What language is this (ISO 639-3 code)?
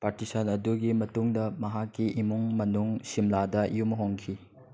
mni